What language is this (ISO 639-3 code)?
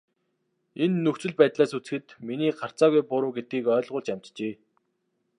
mon